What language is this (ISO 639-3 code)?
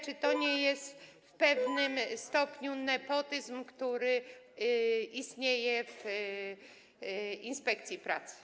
pol